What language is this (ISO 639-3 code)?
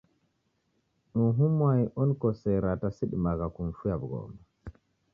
dav